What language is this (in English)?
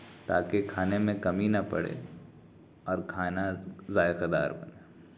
Urdu